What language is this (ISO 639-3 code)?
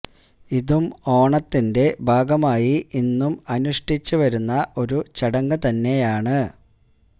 mal